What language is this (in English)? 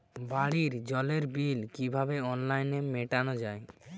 Bangla